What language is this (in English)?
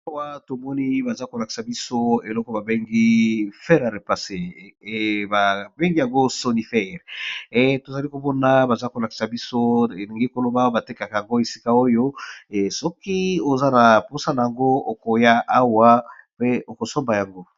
Lingala